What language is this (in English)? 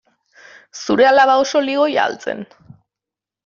Basque